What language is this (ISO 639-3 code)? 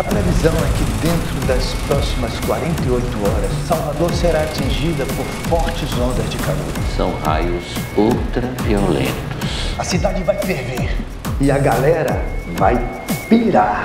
por